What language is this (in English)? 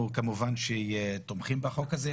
Hebrew